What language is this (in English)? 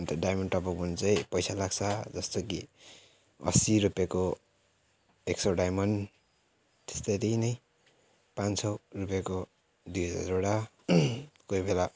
Nepali